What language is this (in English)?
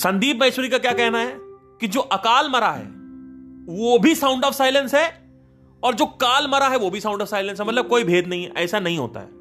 Hindi